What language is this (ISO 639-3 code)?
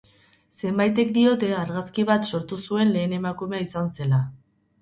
eus